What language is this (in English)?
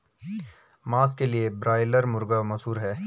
Hindi